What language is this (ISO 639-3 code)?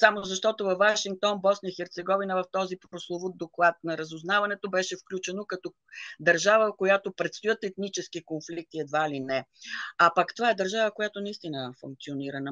bul